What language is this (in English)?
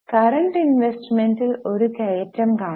Malayalam